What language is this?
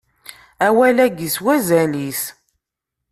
Kabyle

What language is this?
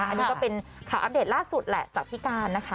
Thai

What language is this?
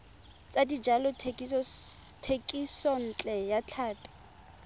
Tswana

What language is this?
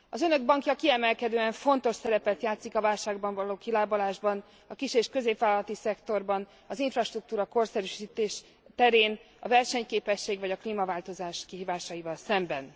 Hungarian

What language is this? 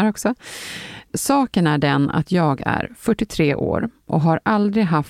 Swedish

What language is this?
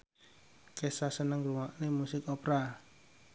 Javanese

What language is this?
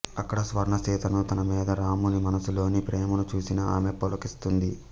Telugu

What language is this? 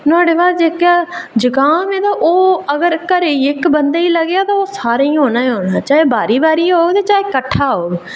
Dogri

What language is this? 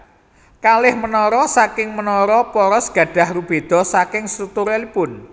Javanese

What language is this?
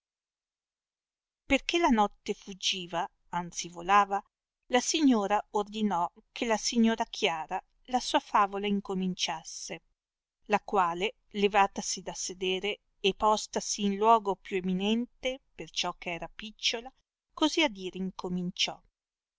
Italian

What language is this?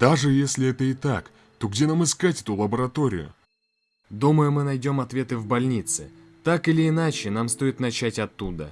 Russian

